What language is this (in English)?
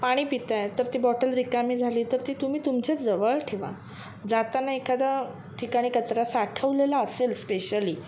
Marathi